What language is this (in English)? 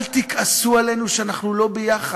Hebrew